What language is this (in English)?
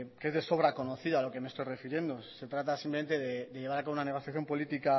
Spanish